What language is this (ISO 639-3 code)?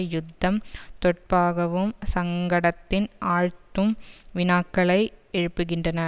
tam